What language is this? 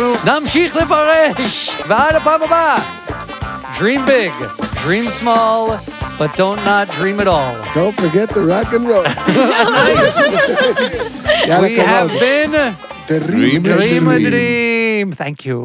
Hebrew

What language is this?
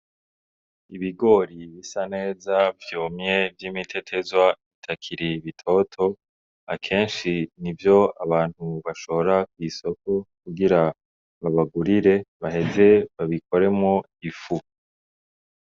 Rundi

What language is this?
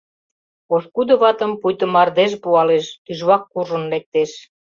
Mari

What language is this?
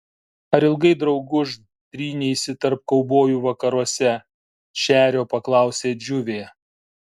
Lithuanian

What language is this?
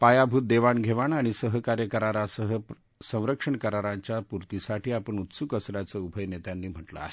Marathi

